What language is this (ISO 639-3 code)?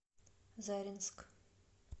rus